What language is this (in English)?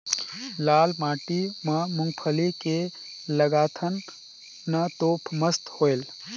Chhattisgarhi